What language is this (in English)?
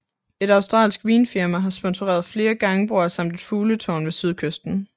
Danish